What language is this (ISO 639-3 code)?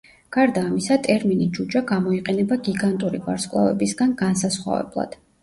kat